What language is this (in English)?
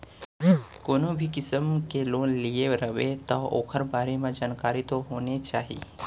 Chhattisgarhi